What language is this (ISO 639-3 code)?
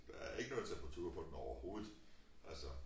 dan